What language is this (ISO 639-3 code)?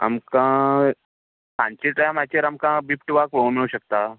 kok